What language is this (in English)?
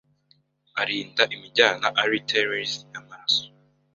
Kinyarwanda